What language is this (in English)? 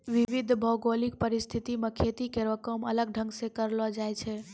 Maithili